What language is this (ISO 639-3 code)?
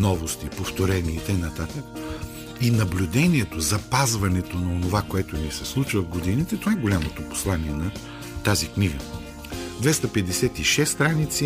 bul